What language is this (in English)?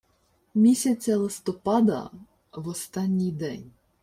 Ukrainian